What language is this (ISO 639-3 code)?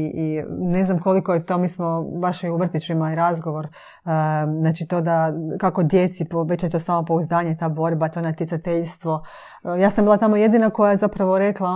hrv